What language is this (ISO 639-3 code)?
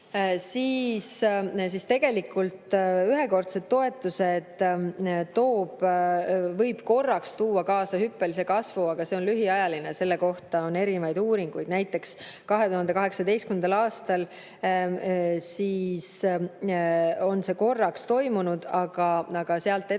est